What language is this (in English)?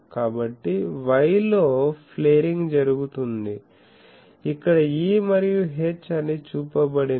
Telugu